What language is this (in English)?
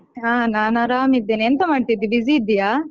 Kannada